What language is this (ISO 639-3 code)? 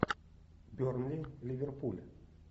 rus